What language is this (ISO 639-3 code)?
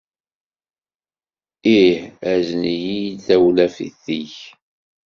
kab